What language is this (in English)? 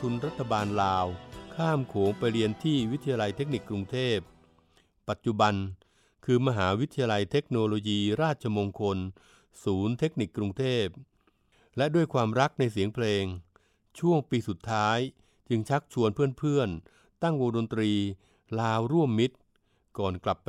Thai